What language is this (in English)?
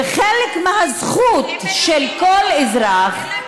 Hebrew